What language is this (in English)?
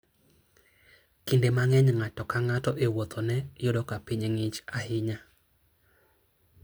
Luo (Kenya and Tanzania)